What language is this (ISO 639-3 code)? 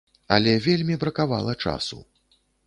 bel